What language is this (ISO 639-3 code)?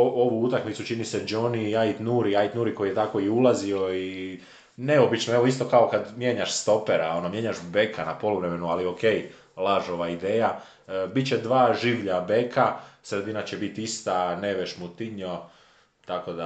hrv